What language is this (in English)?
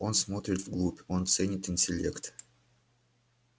Russian